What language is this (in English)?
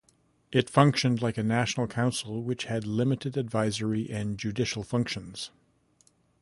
English